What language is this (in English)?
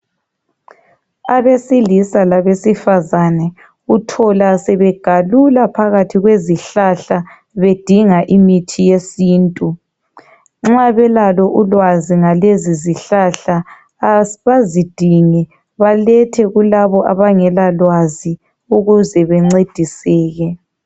North Ndebele